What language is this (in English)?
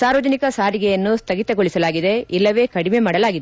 Kannada